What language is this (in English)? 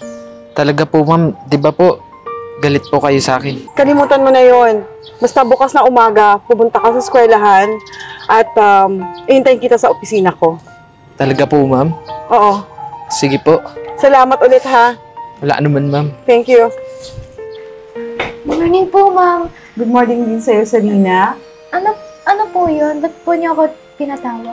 Filipino